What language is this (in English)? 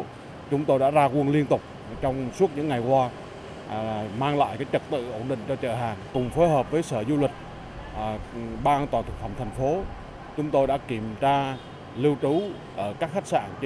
Vietnamese